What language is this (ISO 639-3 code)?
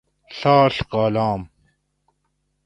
gwc